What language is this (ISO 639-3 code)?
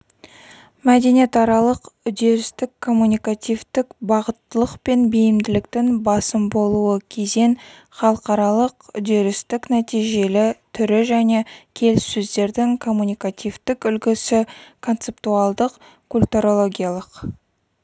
kaz